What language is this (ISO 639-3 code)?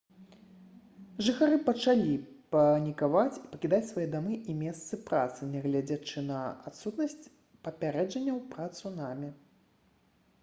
bel